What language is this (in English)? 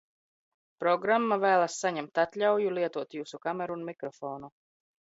Latvian